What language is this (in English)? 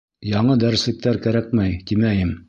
Bashkir